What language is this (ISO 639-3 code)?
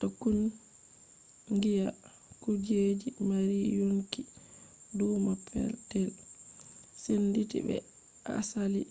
ful